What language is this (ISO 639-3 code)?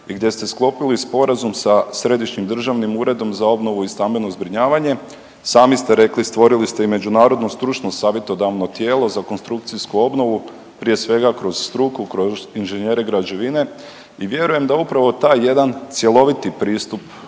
hrv